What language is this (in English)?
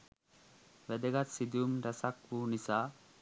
Sinhala